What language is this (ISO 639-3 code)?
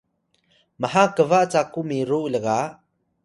tay